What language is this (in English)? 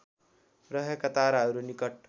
Nepali